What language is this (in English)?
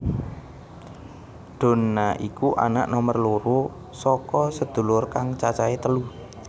Javanese